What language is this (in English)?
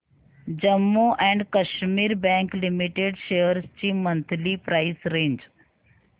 Marathi